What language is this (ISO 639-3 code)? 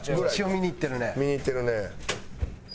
jpn